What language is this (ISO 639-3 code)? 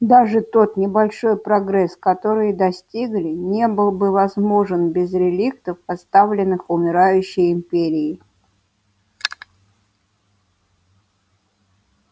rus